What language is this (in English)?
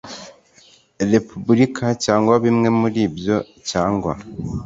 Kinyarwanda